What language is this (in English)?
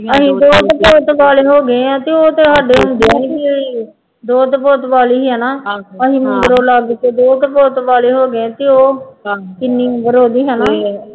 Punjabi